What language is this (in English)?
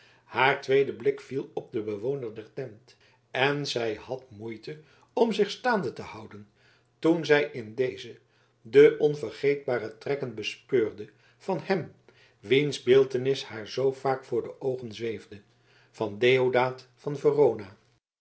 Dutch